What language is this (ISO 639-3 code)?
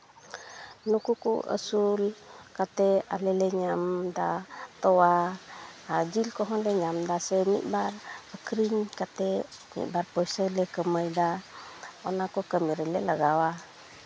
sat